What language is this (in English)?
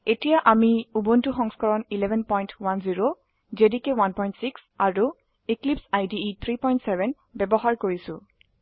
Assamese